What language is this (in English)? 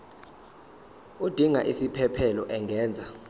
Zulu